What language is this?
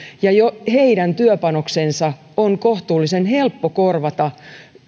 Finnish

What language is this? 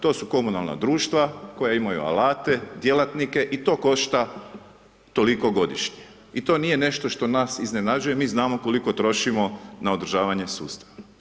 Croatian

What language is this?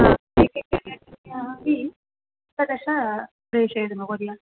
Sanskrit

